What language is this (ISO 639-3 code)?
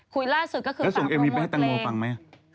tha